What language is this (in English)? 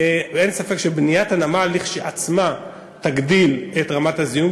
Hebrew